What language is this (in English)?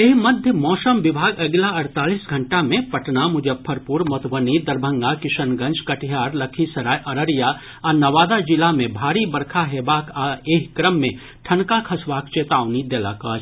Maithili